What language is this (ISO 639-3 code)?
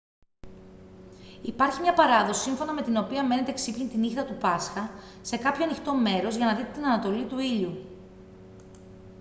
ell